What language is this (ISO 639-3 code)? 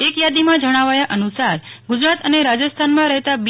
guj